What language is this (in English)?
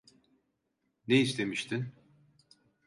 Turkish